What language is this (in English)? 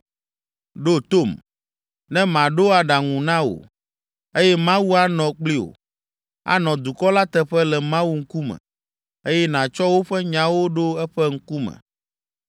Ewe